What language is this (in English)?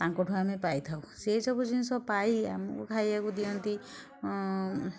Odia